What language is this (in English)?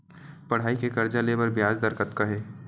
Chhattisgarhi